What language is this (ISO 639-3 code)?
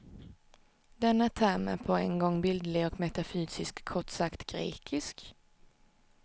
swe